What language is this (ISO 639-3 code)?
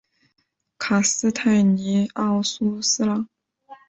zho